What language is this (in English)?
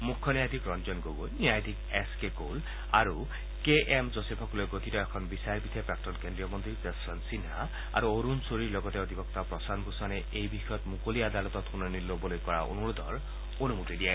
Assamese